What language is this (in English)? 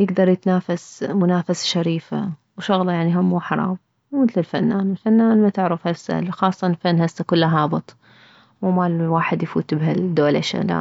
Mesopotamian Arabic